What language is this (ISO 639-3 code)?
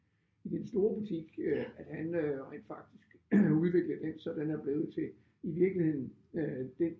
dan